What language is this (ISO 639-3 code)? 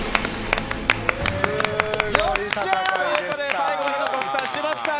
jpn